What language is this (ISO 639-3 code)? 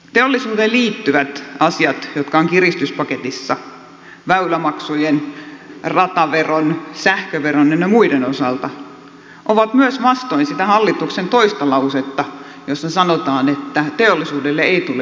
fin